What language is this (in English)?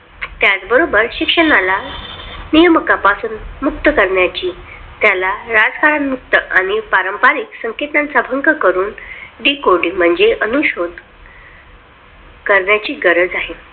Marathi